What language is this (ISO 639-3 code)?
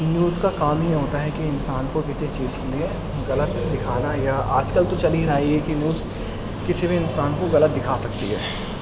urd